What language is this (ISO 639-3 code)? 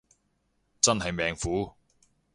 yue